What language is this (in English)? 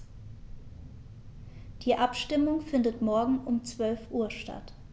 German